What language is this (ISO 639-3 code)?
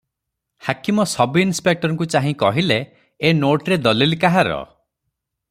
ori